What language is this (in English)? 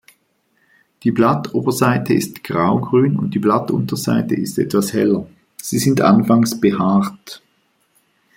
German